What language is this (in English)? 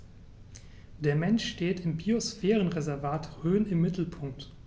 German